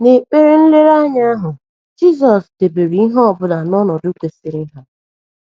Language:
Igbo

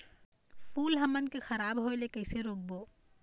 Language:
Chhattisgarhi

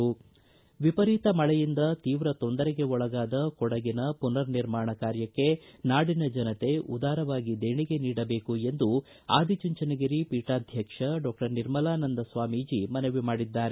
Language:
Kannada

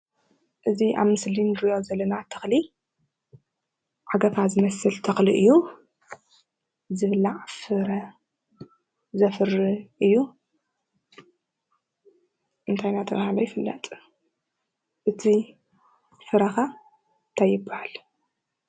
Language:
Tigrinya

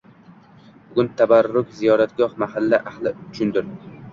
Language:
Uzbek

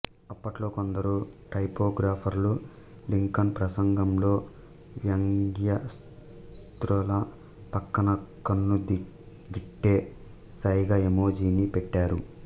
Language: Telugu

